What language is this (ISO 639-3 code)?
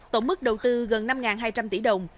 vie